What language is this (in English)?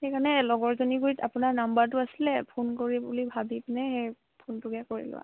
Assamese